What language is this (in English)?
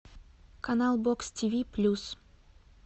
Russian